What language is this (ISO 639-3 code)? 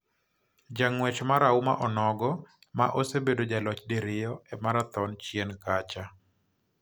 luo